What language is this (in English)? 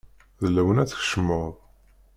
Kabyle